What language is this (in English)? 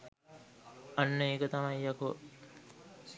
Sinhala